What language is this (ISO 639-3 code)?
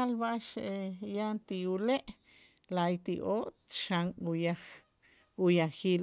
itz